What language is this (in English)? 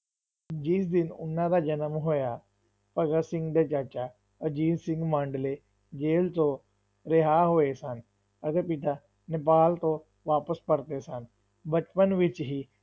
Punjabi